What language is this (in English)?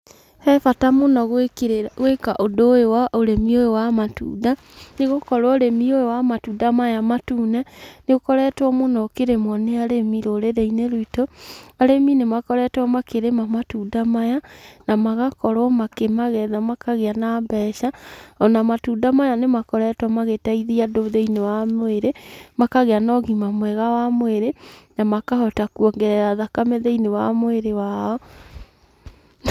Kikuyu